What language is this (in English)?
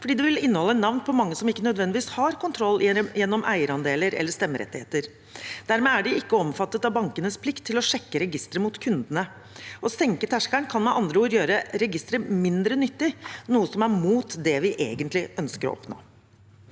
Norwegian